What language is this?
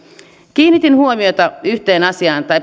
Finnish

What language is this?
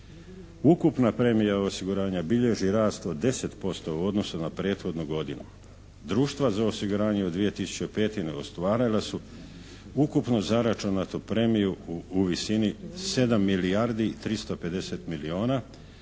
Croatian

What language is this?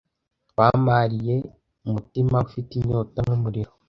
Kinyarwanda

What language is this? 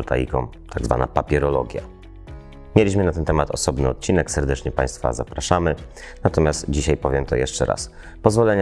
Polish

